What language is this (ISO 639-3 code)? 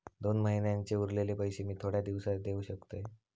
mar